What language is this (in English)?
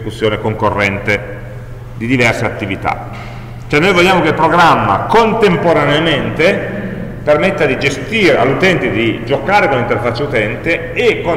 Italian